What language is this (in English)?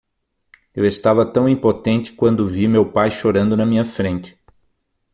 Portuguese